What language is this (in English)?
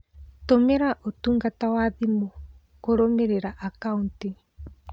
Kikuyu